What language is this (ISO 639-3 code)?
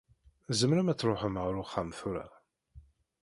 kab